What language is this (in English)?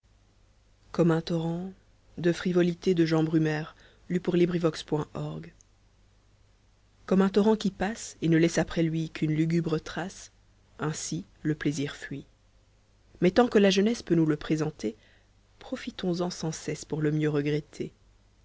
French